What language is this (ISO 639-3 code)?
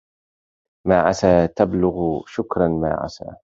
ara